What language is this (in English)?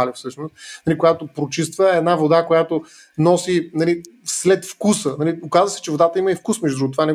Bulgarian